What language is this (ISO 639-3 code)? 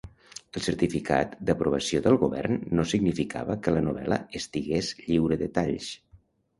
cat